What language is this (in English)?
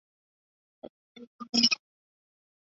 Chinese